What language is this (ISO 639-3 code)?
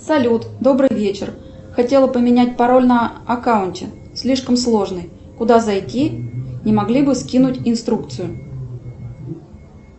rus